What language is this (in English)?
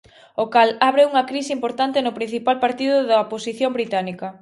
Galician